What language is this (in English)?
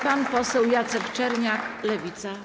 Polish